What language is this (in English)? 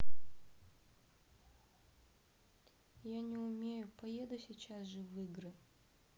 Russian